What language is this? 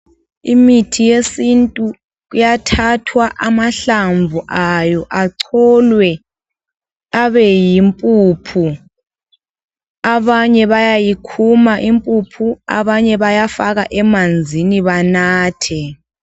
North Ndebele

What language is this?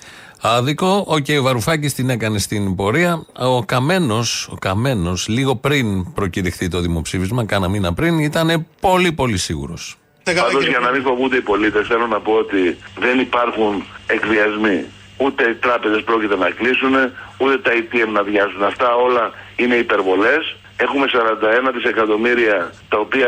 Greek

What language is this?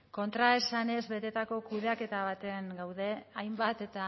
Basque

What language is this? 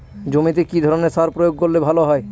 Bangla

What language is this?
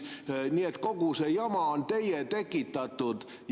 Estonian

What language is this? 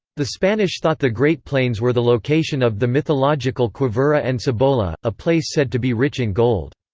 English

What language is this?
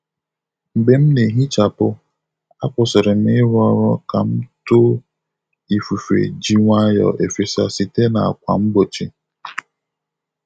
Igbo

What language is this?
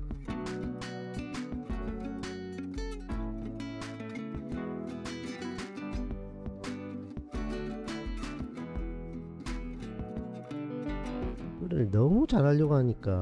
Korean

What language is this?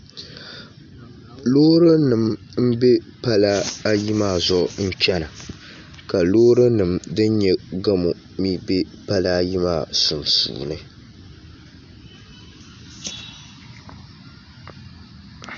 Dagbani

